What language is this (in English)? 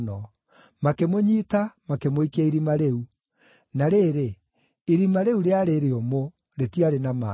Kikuyu